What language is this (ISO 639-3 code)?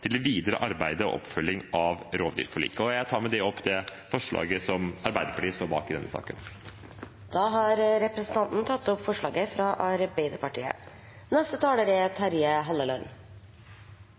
nob